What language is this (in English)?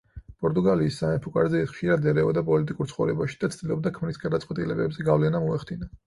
Georgian